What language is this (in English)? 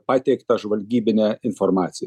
Lithuanian